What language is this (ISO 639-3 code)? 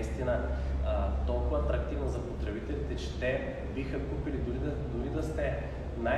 bul